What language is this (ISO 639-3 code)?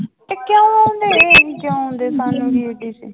pan